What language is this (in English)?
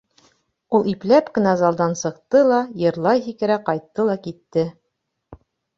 Bashkir